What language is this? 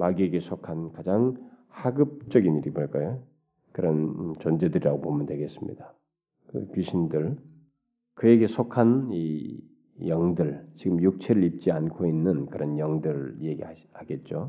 Korean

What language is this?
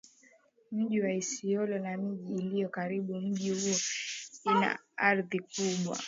Swahili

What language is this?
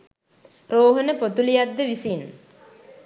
Sinhala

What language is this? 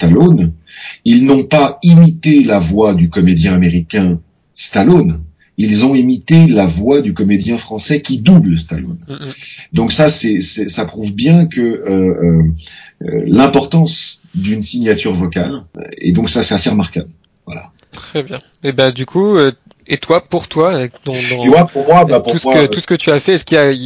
French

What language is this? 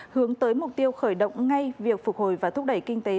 Vietnamese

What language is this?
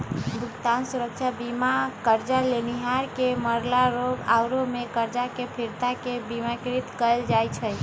Magahi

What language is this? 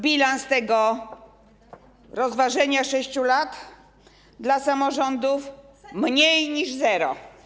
Polish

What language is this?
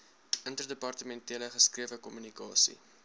Afrikaans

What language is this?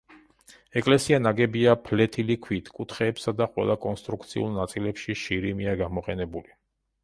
Georgian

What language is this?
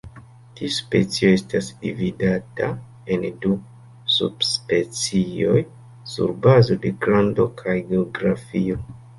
Esperanto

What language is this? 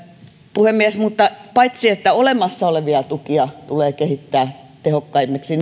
Finnish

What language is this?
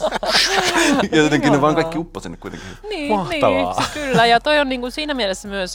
Finnish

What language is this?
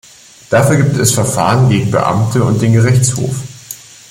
German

